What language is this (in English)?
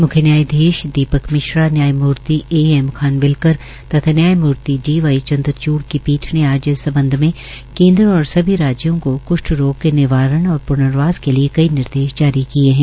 Hindi